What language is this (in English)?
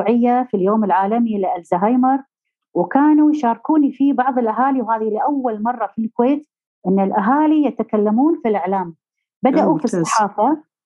Arabic